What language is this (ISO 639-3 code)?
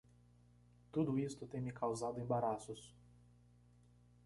por